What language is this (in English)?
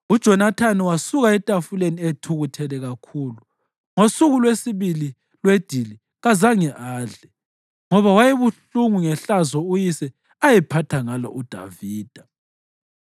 North Ndebele